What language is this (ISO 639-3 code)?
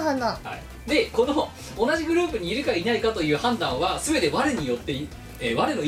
jpn